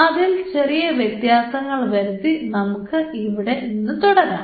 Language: Malayalam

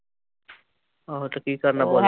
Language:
Punjabi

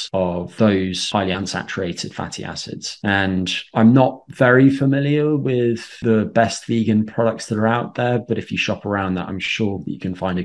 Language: English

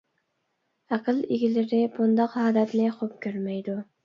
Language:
Uyghur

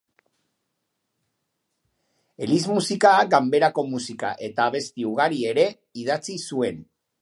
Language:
Basque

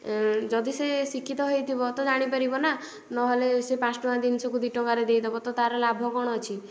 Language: Odia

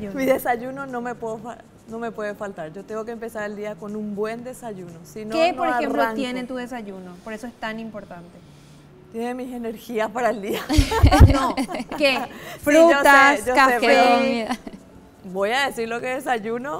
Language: Spanish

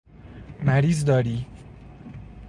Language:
Persian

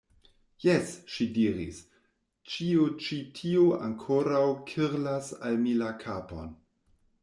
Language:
Esperanto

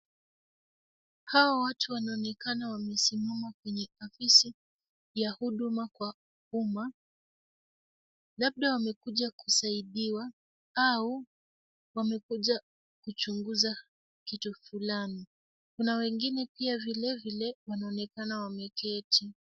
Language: Swahili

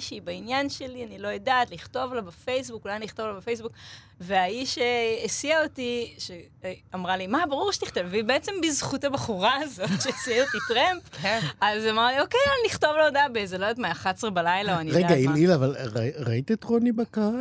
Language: Hebrew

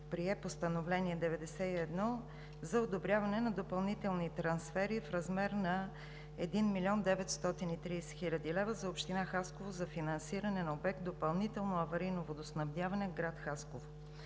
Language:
Bulgarian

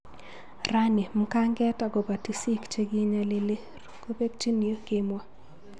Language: Kalenjin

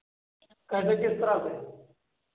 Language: Hindi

